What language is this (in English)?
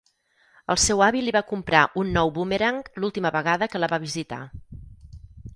Catalan